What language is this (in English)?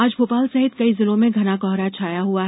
Hindi